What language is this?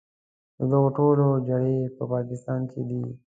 Pashto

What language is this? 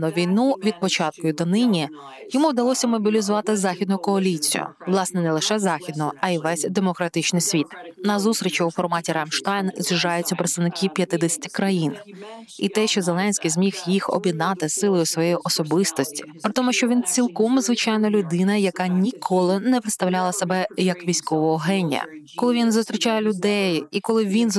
Ukrainian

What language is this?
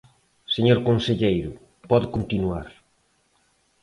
Galician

